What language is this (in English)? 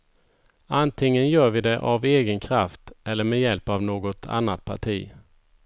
Swedish